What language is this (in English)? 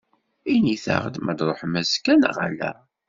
Kabyle